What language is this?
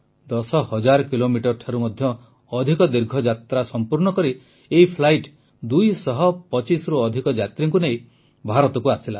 Odia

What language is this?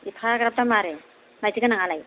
Bodo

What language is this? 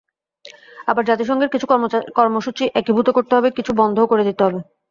Bangla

